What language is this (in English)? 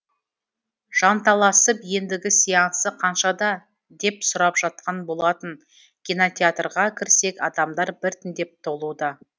Kazakh